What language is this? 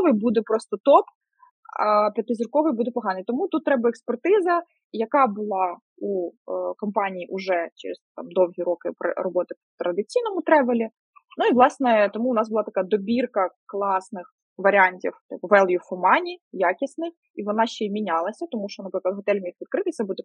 Ukrainian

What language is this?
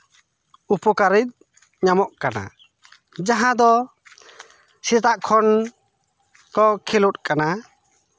Santali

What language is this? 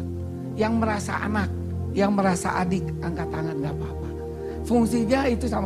Indonesian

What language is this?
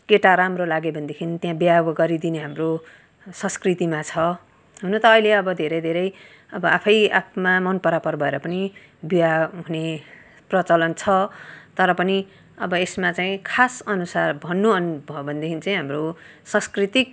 Nepali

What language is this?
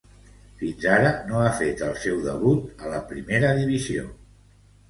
Catalan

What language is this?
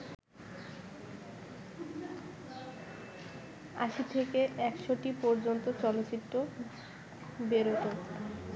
Bangla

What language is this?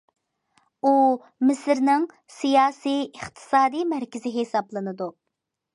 Uyghur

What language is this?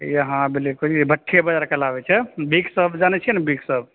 Maithili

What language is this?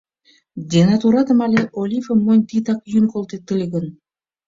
Mari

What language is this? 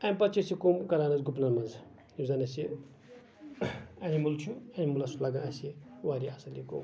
Kashmiri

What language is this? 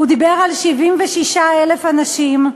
Hebrew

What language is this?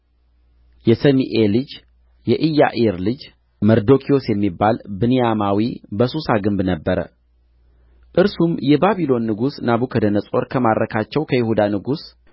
Amharic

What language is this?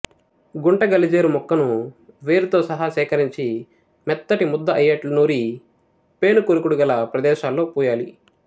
Telugu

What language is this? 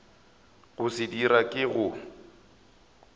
Northern Sotho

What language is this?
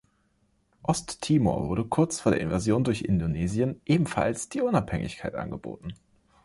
German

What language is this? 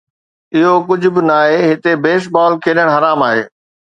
Sindhi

